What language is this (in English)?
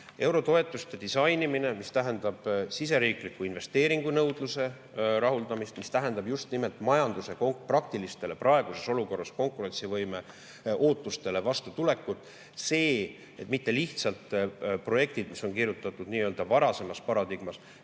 Estonian